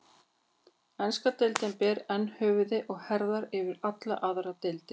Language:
Icelandic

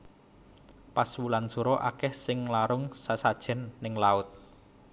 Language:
Javanese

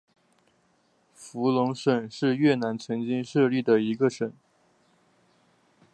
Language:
Chinese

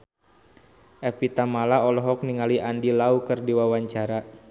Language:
Sundanese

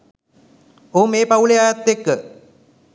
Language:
Sinhala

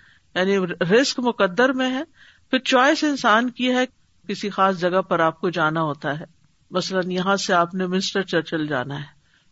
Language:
Urdu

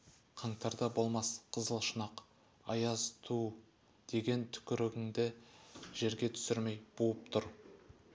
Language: Kazakh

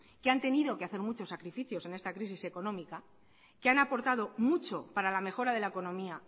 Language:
Spanish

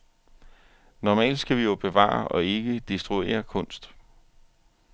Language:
Danish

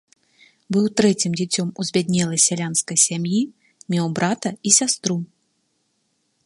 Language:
Belarusian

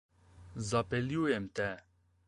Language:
Slovenian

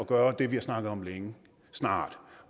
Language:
Danish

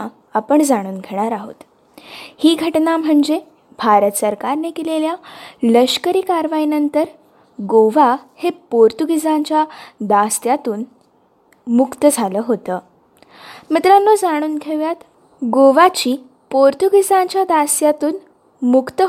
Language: Marathi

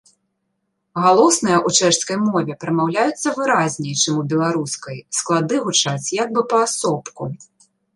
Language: Belarusian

